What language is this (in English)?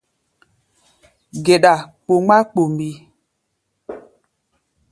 Gbaya